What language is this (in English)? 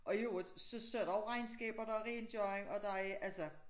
Danish